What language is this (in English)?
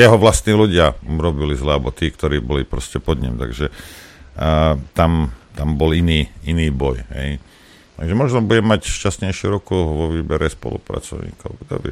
Slovak